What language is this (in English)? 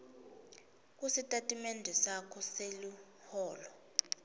Swati